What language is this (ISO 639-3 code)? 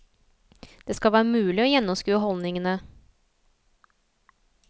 nor